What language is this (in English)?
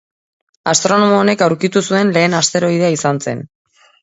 Basque